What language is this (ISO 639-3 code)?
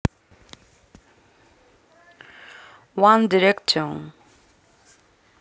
rus